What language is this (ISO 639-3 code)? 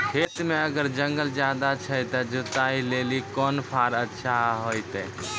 mai